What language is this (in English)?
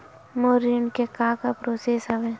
Chhattisgarhi